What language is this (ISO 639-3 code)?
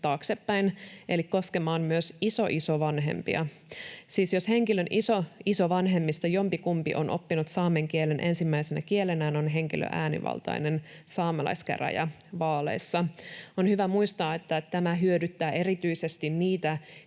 fin